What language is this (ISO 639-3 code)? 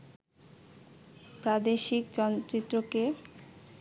ben